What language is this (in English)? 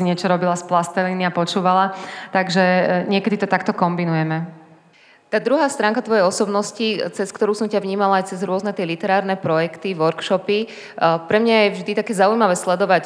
Slovak